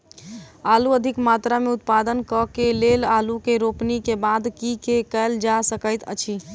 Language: Maithili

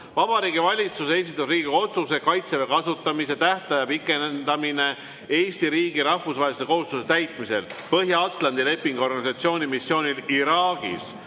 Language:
Estonian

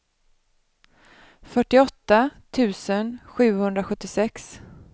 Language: Swedish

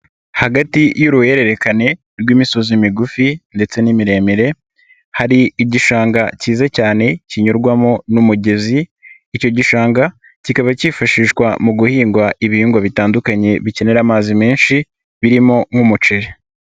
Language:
Kinyarwanda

